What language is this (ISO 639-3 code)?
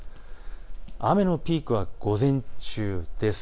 jpn